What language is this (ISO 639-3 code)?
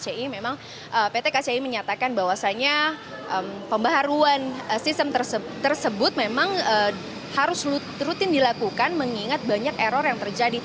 ind